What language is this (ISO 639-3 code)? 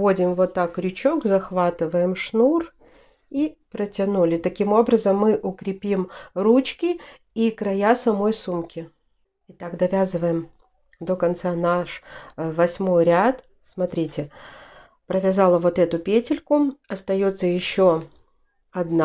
rus